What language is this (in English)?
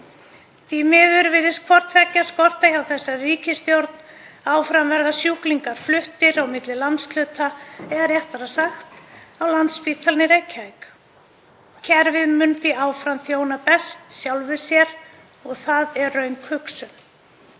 Icelandic